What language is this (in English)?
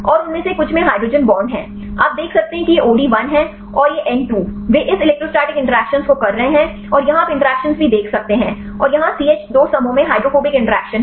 Hindi